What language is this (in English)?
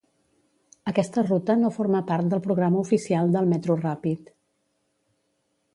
Catalan